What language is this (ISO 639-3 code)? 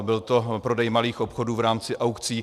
ces